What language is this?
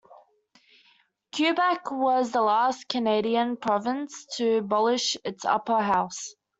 English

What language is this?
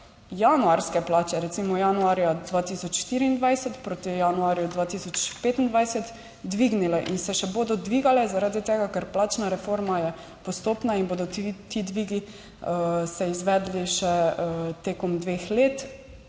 Slovenian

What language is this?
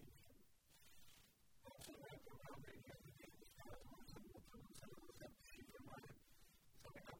Urdu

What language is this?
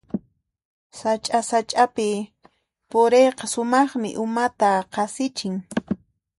Puno Quechua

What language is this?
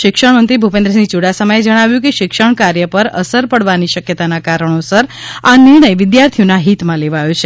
Gujarati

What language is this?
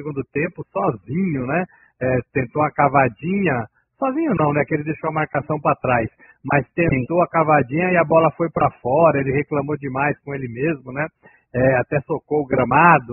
Portuguese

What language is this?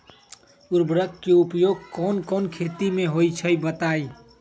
Magahi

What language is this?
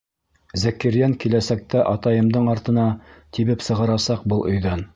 Bashkir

